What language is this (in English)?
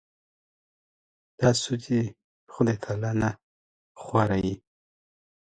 Pashto